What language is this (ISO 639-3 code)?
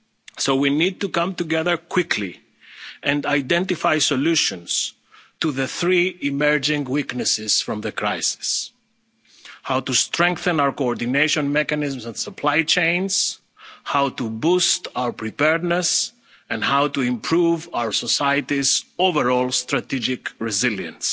eng